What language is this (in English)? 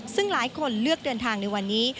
Thai